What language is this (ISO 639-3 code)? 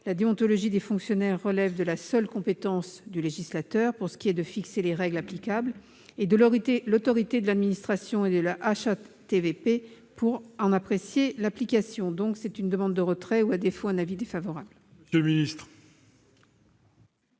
fra